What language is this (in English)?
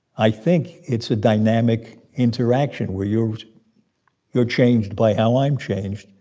English